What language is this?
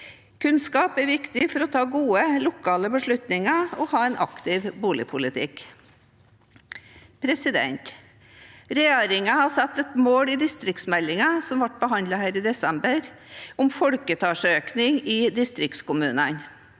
Norwegian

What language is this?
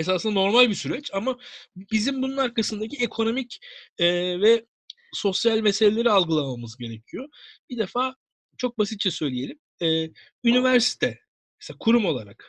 Turkish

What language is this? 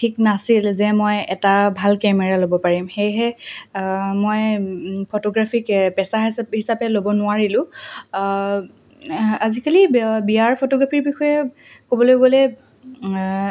Assamese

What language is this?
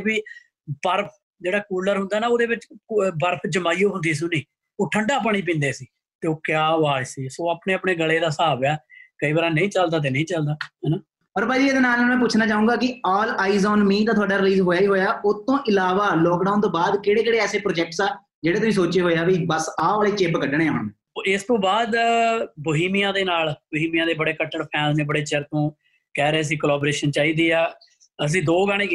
Punjabi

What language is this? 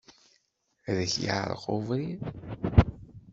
Kabyle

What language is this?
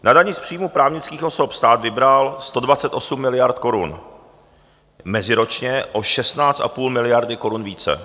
Czech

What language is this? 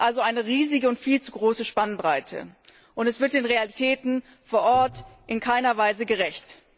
German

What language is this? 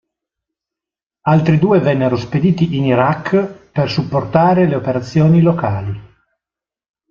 Italian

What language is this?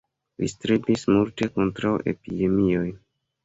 Esperanto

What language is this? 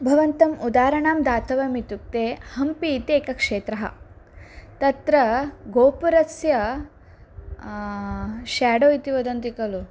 Sanskrit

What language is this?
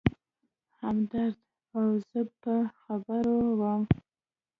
Pashto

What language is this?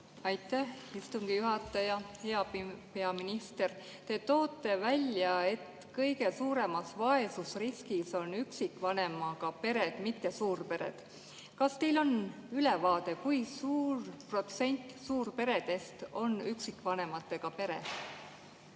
Estonian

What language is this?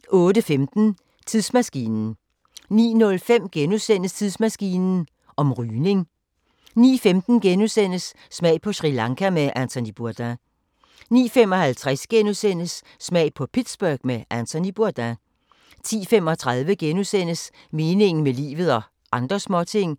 Danish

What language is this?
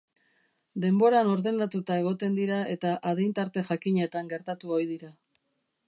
Basque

